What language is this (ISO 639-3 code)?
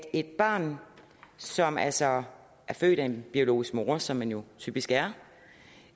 dan